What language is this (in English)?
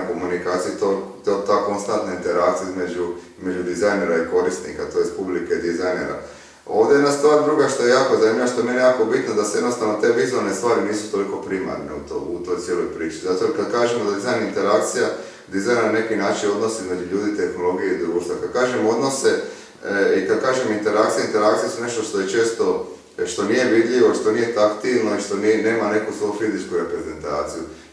Slovenian